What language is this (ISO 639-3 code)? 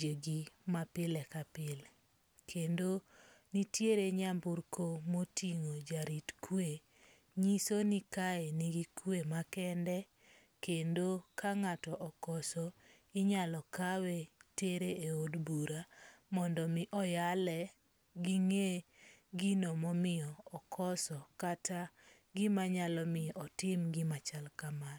luo